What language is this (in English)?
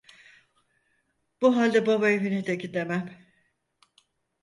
Turkish